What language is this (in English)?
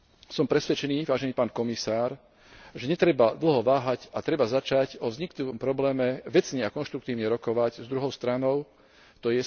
Slovak